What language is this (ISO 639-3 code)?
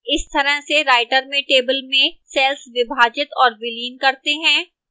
hin